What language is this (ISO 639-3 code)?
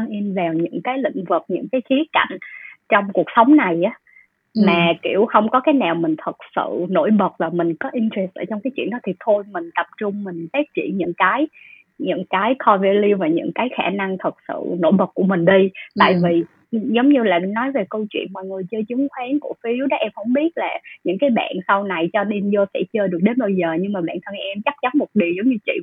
vie